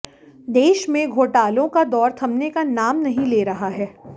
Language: Hindi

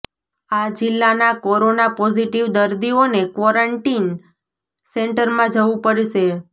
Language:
Gujarati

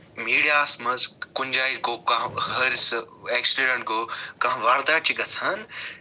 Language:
Kashmiri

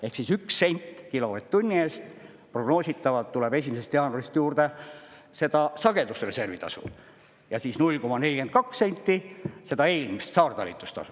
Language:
Estonian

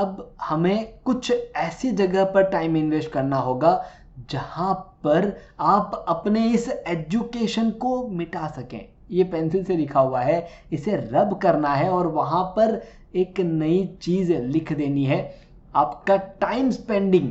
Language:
Hindi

